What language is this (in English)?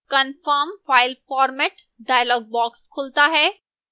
Hindi